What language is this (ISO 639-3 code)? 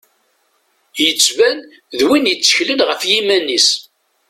kab